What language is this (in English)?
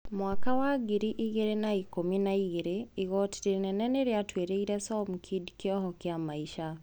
Kikuyu